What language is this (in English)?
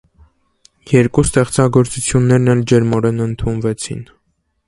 Armenian